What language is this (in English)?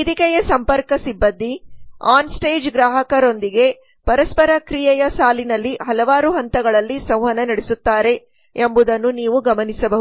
Kannada